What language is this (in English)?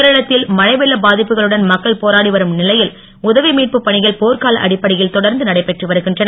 Tamil